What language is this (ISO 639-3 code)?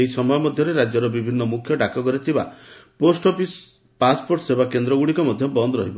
ori